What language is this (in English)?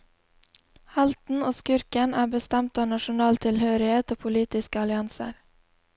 Norwegian